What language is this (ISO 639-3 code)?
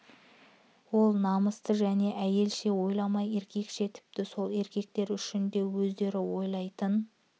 kaz